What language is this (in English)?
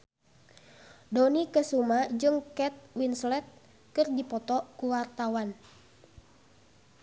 Sundanese